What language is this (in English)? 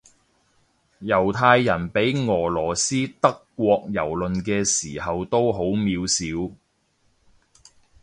Cantonese